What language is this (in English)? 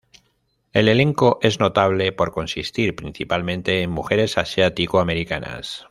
Spanish